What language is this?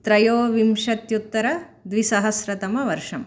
Sanskrit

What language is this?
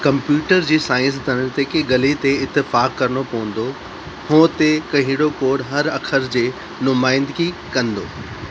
Sindhi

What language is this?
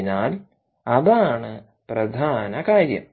Malayalam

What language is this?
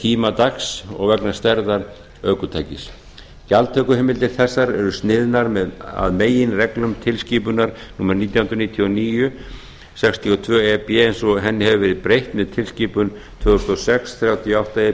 Icelandic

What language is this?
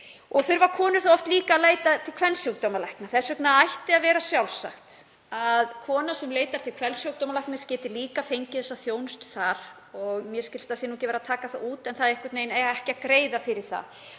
Icelandic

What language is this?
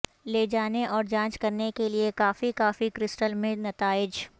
Urdu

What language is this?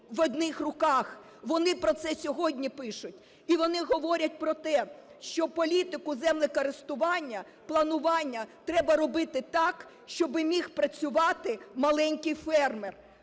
Ukrainian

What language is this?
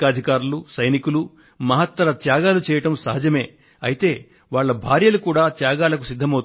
Telugu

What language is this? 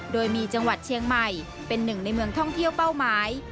Thai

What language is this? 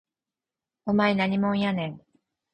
Japanese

